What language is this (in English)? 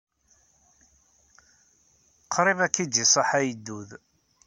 Kabyle